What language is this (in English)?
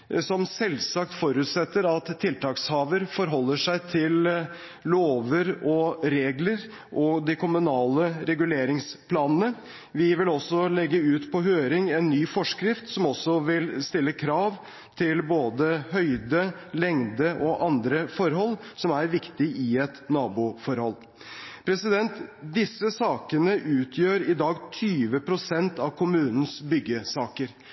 Norwegian Bokmål